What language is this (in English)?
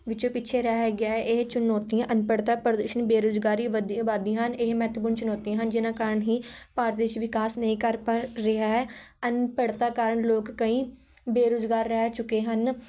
Punjabi